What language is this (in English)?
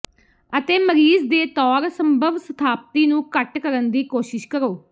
Punjabi